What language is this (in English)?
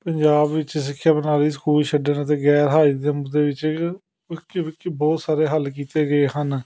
Punjabi